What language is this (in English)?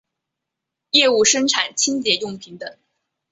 Chinese